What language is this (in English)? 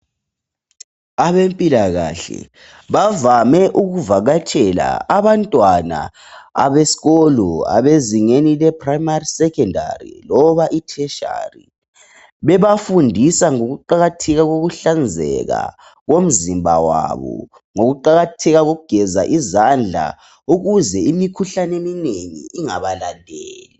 North Ndebele